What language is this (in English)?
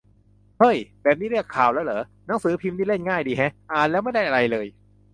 Thai